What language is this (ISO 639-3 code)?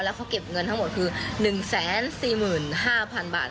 tha